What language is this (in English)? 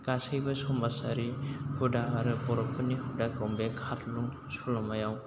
Bodo